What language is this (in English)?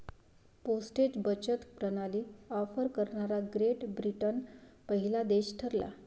Marathi